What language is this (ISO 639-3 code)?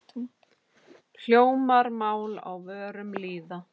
isl